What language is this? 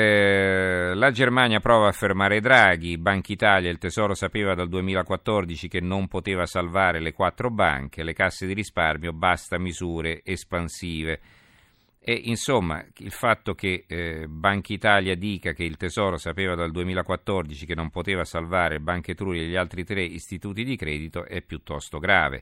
Italian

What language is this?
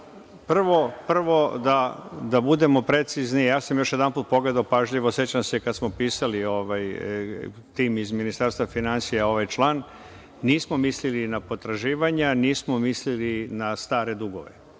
Serbian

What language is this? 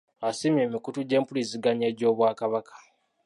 Ganda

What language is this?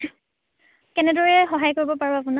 Assamese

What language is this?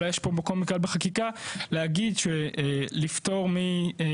Hebrew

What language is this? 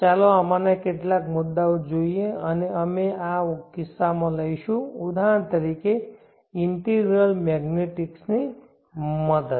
Gujarati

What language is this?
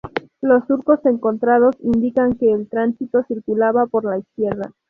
Spanish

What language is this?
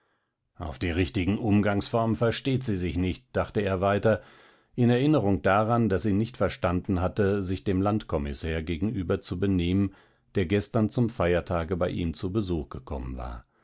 German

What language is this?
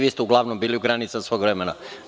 Serbian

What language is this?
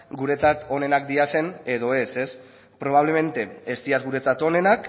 Basque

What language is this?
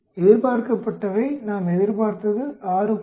Tamil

